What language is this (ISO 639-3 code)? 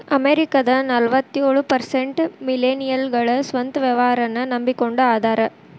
kan